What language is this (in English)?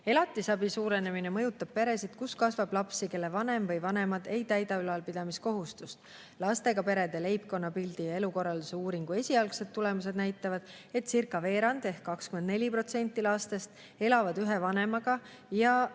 Estonian